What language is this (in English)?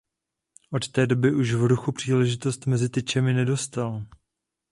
Czech